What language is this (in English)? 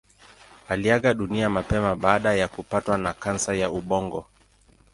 Swahili